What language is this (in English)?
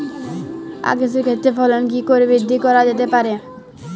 Bangla